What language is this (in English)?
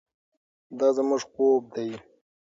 Pashto